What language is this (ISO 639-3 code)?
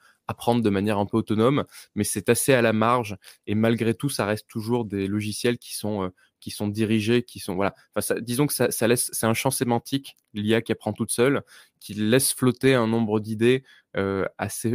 fra